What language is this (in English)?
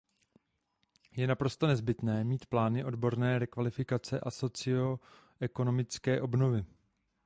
Czech